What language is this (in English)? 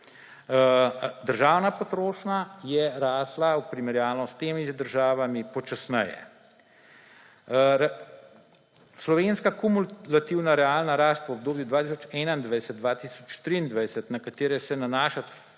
Slovenian